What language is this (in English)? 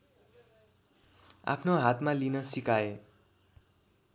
Nepali